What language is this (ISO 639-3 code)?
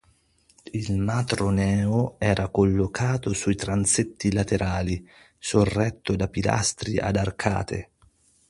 ita